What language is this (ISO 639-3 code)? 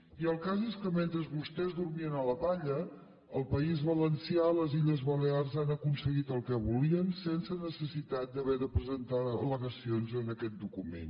cat